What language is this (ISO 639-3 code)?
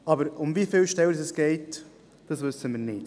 gsw